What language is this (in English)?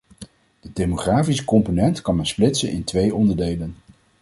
Dutch